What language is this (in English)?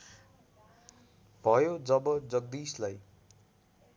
Nepali